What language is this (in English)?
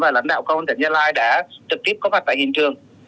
Vietnamese